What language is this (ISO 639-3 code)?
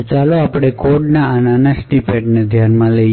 guj